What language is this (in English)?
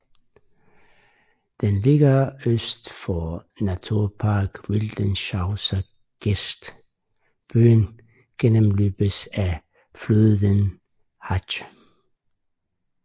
Danish